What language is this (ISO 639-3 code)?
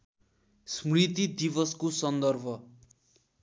nep